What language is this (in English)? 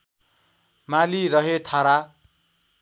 Nepali